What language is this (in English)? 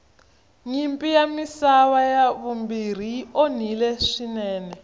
Tsonga